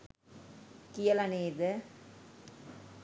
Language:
Sinhala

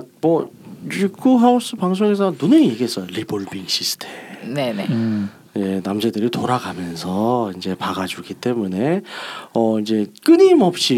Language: Korean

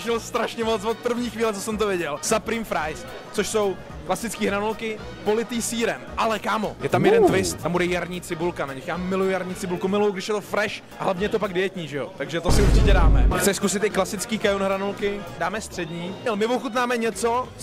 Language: Czech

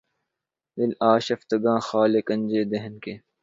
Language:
Urdu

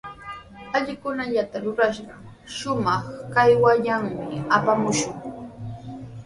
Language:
Sihuas Ancash Quechua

